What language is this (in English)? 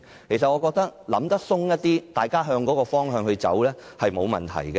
Cantonese